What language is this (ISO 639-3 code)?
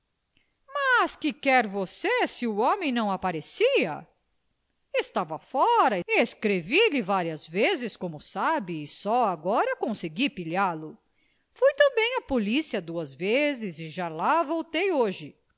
por